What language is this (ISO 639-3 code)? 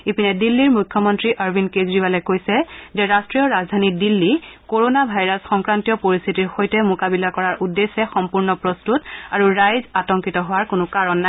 asm